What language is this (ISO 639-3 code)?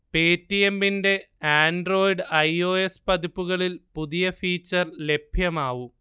mal